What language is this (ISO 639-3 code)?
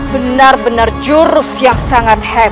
ind